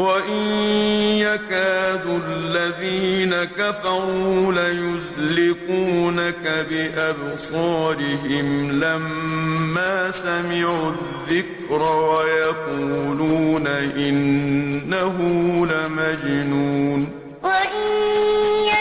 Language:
Arabic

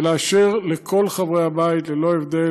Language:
Hebrew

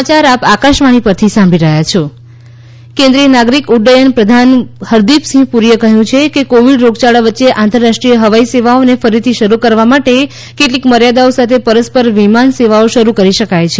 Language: Gujarati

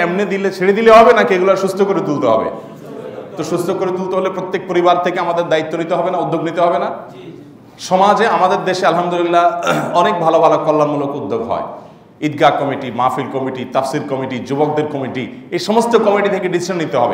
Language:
Arabic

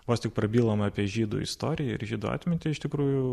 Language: Lithuanian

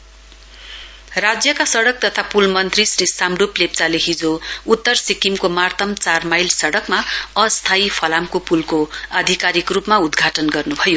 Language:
Nepali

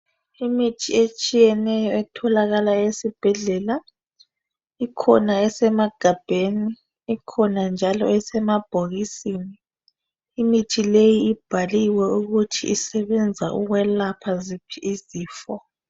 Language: North Ndebele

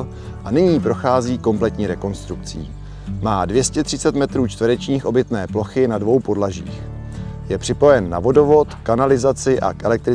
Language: Czech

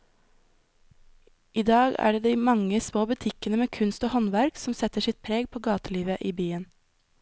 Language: Norwegian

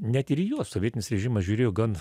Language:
Lithuanian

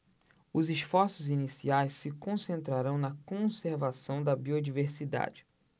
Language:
Portuguese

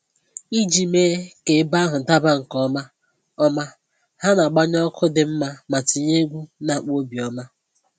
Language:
Igbo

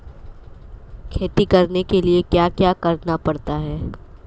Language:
Hindi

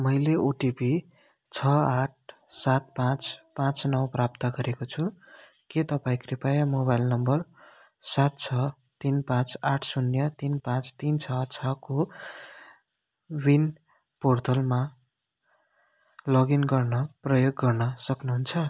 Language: Nepali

